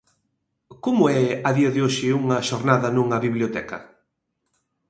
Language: Galician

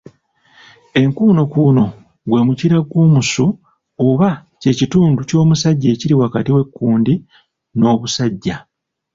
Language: Ganda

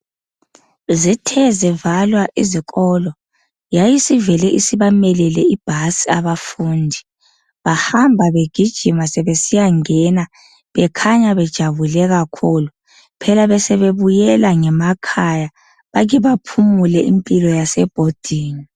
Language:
North Ndebele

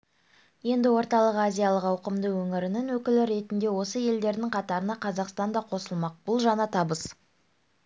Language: Kazakh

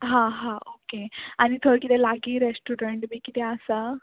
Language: Konkani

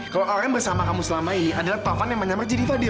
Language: Indonesian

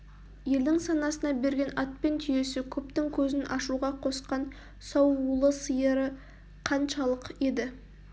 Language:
Kazakh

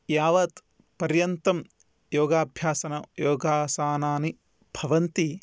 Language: Sanskrit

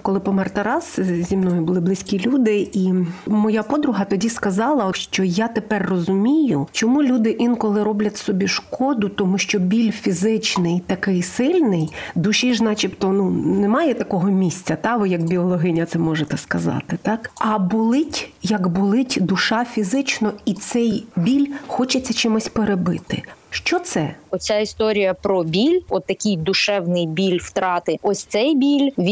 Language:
Ukrainian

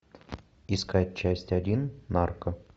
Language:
Russian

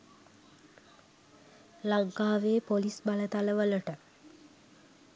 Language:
Sinhala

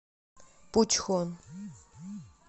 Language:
Russian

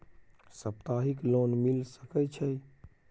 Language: Maithili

